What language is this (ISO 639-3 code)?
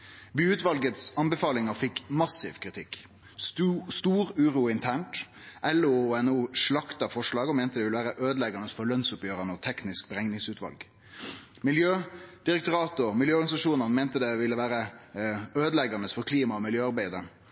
nno